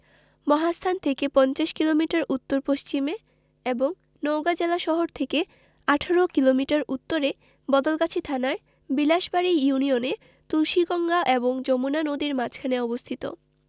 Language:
Bangla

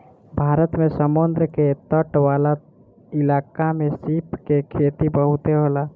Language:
Bhojpuri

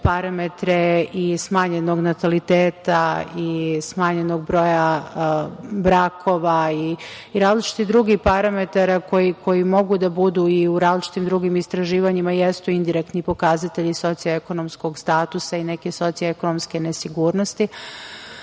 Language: Serbian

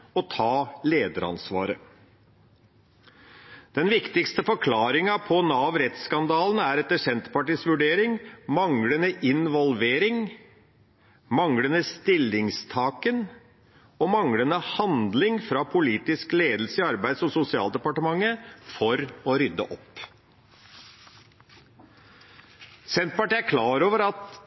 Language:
Norwegian Bokmål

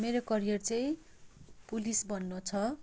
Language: Nepali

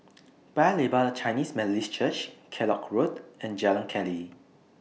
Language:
English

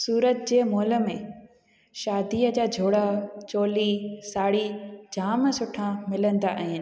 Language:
Sindhi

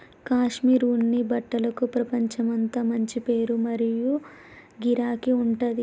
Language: Telugu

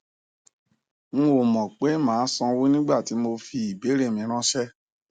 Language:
Yoruba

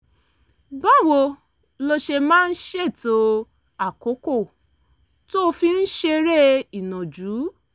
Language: Yoruba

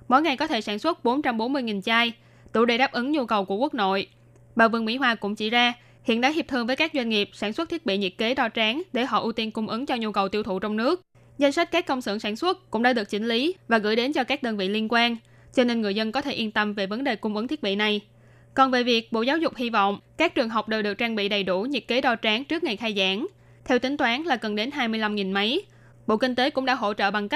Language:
Vietnamese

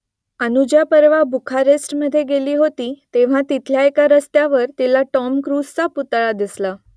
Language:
Marathi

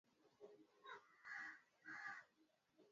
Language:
Swahili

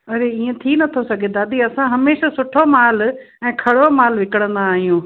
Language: Sindhi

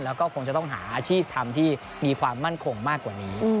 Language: Thai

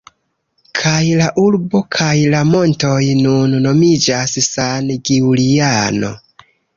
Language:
Esperanto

